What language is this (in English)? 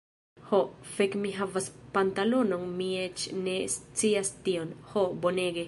Esperanto